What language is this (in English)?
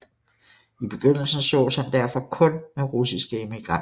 Danish